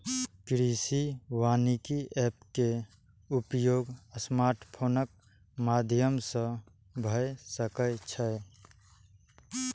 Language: Maithili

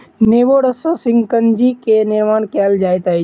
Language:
Maithili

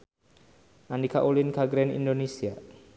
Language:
Sundanese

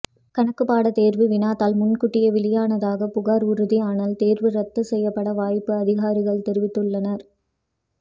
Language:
Tamil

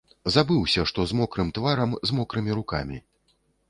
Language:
Belarusian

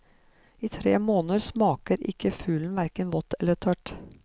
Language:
Norwegian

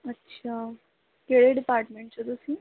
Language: Punjabi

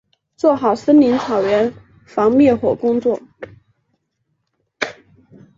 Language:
Chinese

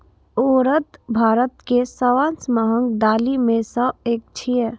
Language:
Maithili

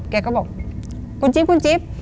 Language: Thai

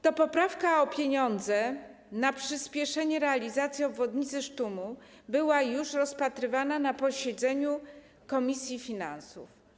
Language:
Polish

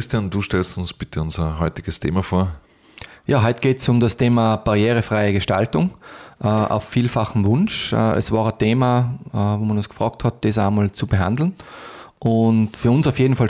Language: German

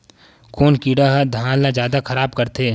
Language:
Chhattisgarhi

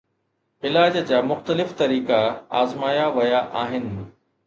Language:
Sindhi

